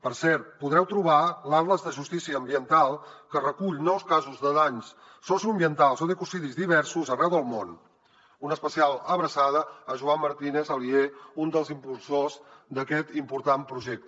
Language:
Catalan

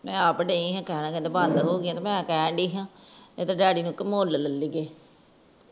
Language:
Punjabi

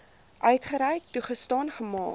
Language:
Afrikaans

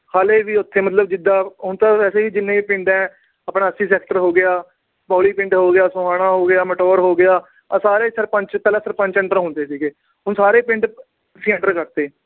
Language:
Punjabi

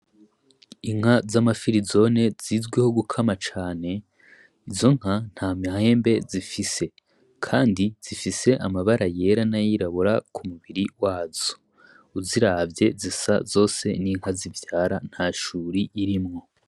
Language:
Rundi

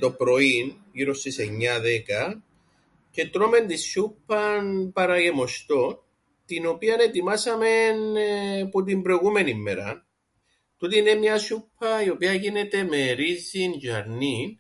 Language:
Greek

